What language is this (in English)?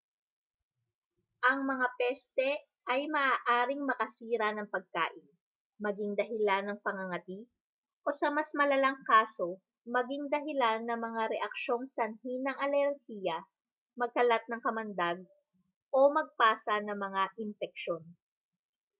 Filipino